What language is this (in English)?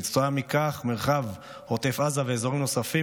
Hebrew